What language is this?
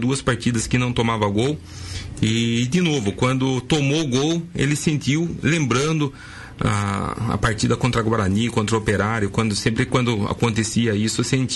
Portuguese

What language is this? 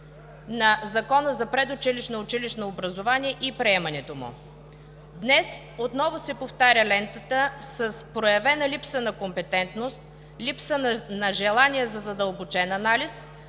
Bulgarian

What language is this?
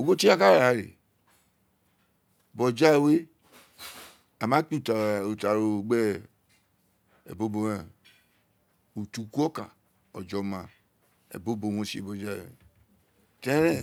Isekiri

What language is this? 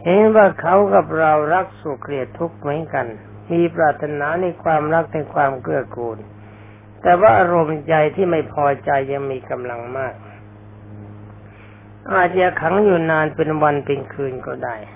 Thai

